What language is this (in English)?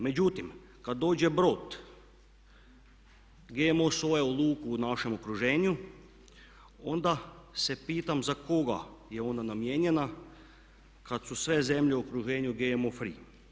Croatian